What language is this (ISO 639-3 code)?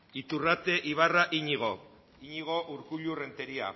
eus